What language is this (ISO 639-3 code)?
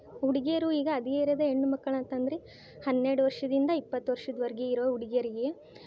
kan